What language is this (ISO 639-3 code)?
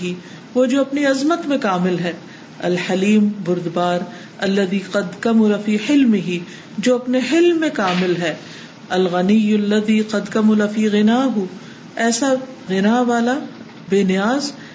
urd